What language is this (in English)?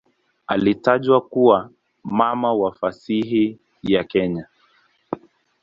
Swahili